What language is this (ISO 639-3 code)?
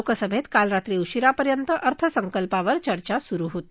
mar